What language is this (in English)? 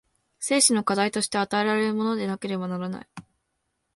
Japanese